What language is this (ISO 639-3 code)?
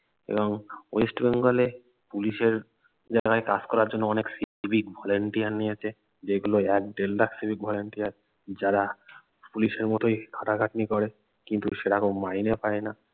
ben